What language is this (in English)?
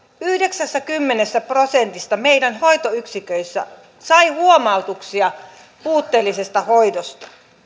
Finnish